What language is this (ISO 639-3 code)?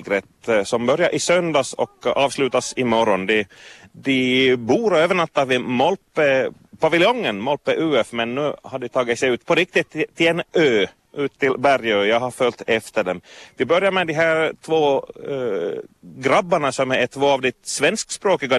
swe